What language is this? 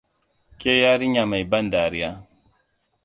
Hausa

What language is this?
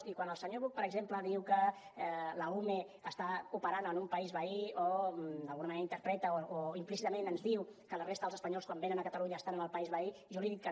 Catalan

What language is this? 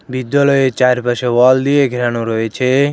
Bangla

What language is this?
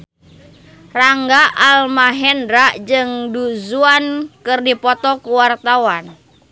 Sundanese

